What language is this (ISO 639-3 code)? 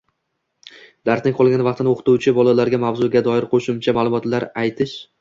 uzb